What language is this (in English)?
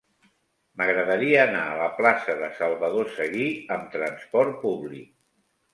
Catalan